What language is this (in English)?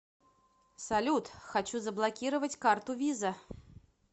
Russian